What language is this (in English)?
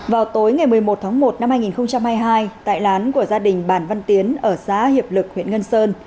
Vietnamese